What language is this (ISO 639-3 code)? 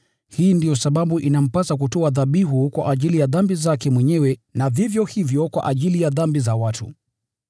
swa